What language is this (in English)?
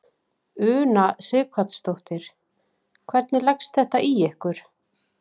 Icelandic